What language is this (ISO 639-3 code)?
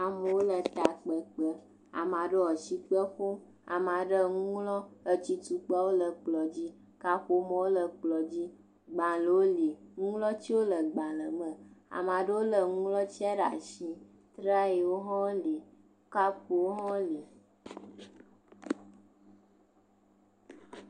ewe